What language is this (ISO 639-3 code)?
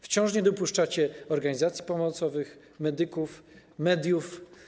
pol